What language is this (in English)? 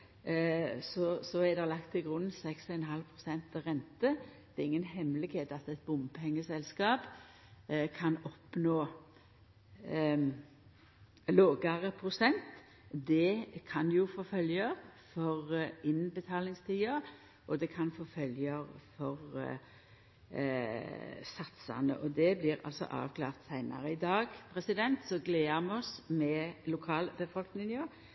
Norwegian